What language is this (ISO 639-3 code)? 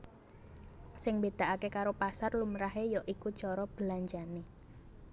jav